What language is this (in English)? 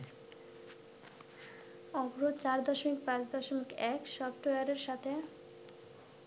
Bangla